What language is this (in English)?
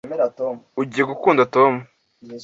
Kinyarwanda